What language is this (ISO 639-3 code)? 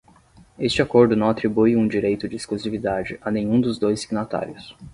por